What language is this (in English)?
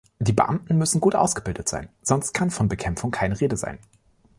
German